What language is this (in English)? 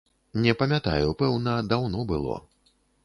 Belarusian